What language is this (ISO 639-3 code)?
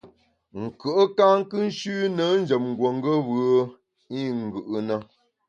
bax